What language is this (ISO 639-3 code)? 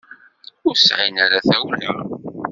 kab